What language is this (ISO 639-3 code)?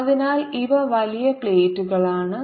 mal